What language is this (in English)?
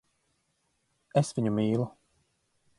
Latvian